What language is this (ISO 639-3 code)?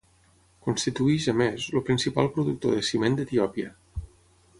cat